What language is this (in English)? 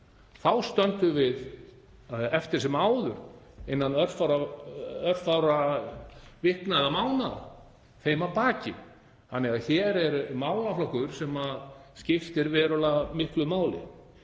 Icelandic